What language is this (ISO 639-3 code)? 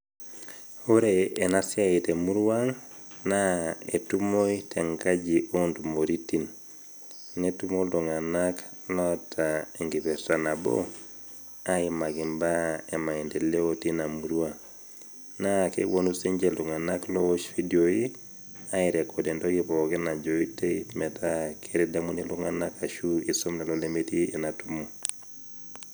mas